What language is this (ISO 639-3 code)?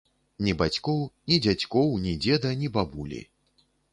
bel